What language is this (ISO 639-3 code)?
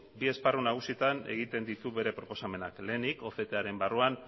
eus